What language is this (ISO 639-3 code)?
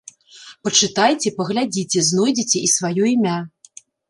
bel